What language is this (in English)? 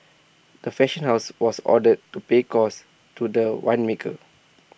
English